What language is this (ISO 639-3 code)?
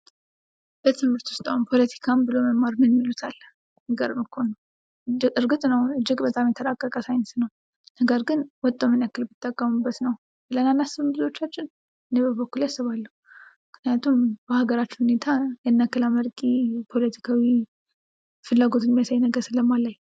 amh